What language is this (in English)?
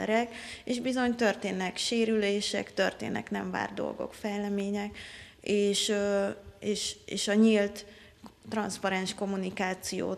Hungarian